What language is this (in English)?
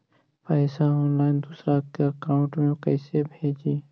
Magahi